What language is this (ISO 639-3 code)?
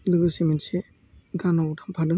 brx